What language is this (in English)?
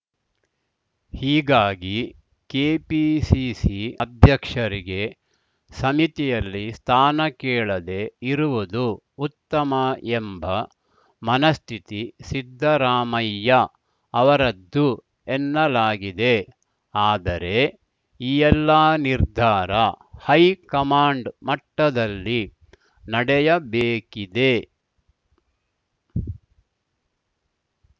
Kannada